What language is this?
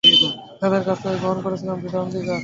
Bangla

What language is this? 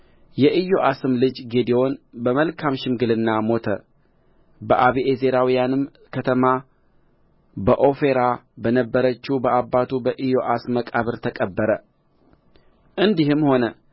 Amharic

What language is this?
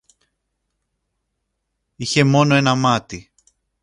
Greek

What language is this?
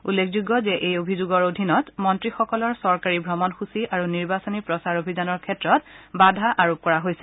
Assamese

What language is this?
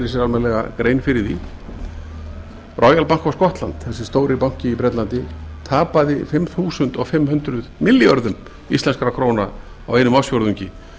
Icelandic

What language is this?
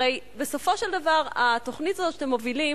Hebrew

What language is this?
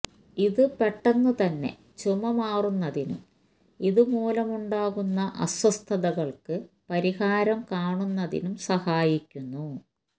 Malayalam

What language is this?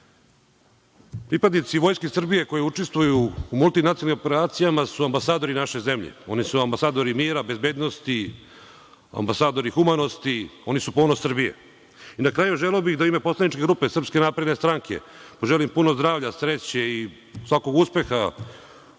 Serbian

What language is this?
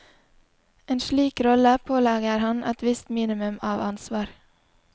Norwegian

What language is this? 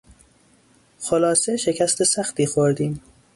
Persian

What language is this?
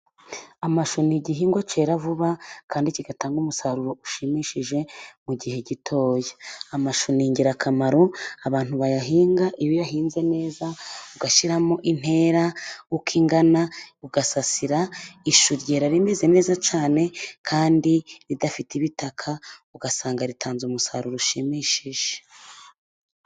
Kinyarwanda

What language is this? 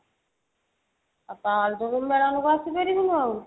Odia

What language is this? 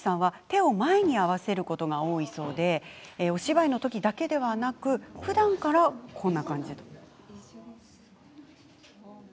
Japanese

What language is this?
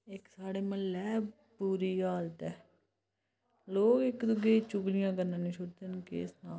Dogri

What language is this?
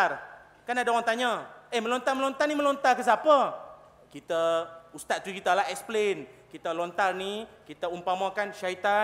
Malay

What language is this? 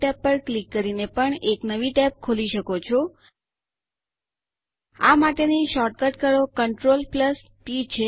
Gujarati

